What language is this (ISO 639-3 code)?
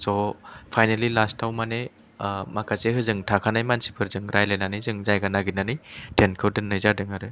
brx